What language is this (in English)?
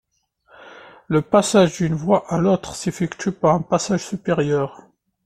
French